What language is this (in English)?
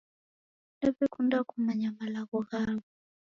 Taita